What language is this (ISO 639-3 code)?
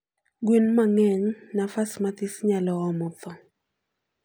luo